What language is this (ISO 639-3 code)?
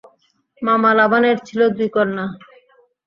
ben